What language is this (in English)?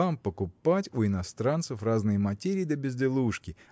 Russian